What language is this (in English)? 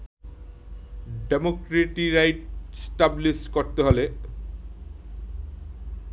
Bangla